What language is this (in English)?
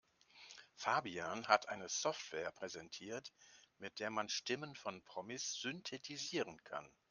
German